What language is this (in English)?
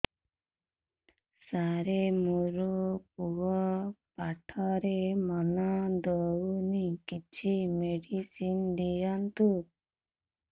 Odia